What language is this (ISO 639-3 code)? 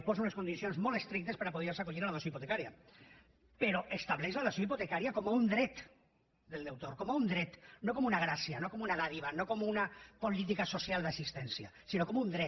cat